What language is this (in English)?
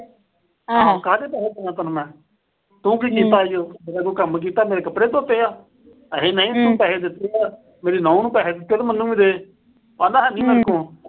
Punjabi